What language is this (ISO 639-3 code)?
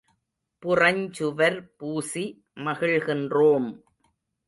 tam